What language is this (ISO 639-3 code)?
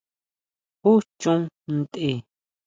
mau